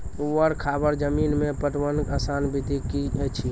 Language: Maithili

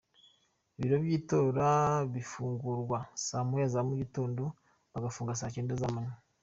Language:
Kinyarwanda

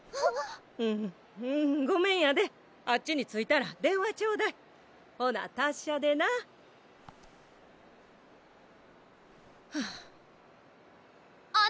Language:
Japanese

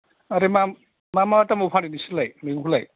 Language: Bodo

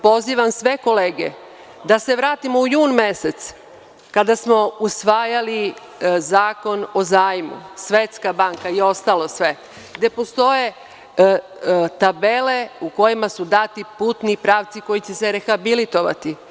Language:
Serbian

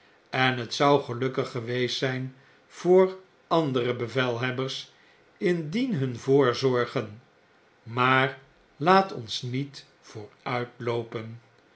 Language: Dutch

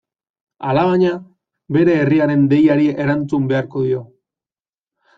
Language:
Basque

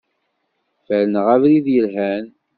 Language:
Kabyle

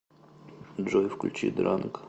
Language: Russian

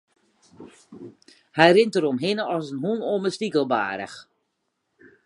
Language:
Western Frisian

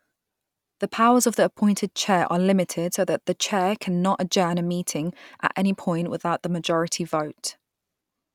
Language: English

